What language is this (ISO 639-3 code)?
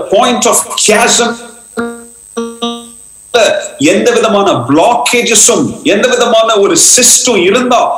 tam